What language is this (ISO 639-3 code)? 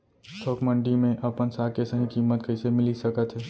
hne